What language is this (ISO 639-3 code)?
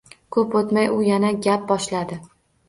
uzb